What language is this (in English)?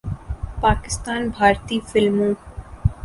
Urdu